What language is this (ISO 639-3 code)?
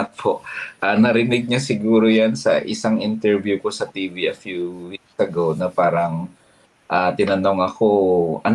fil